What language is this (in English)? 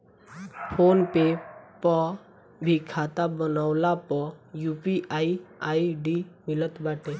Bhojpuri